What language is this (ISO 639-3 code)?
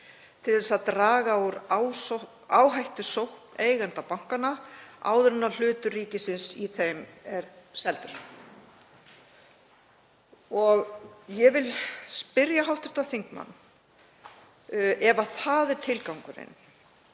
isl